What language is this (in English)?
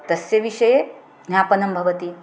Sanskrit